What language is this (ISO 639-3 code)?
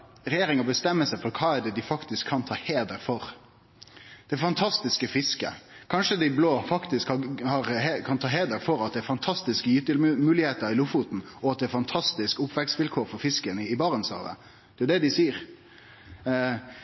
nno